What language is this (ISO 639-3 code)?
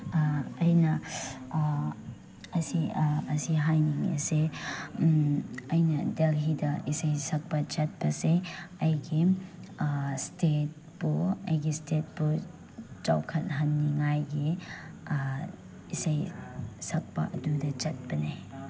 mni